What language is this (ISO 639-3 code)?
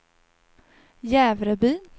swe